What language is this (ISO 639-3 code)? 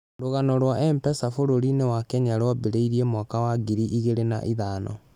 kik